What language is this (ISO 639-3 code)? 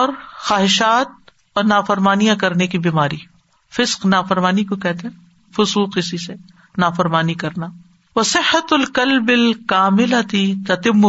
urd